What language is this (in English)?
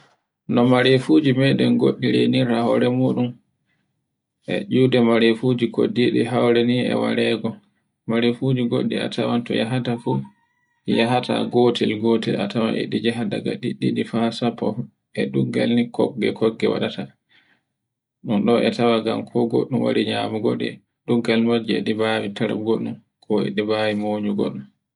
Borgu Fulfulde